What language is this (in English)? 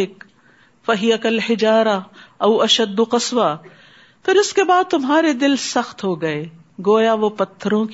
Urdu